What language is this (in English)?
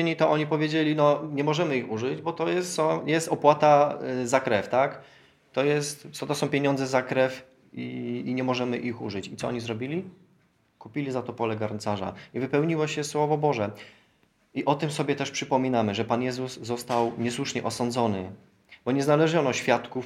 Polish